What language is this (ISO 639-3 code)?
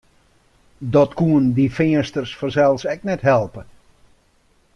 fry